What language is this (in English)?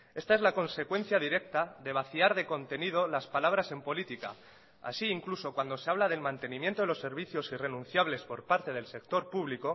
Spanish